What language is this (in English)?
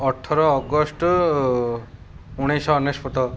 Odia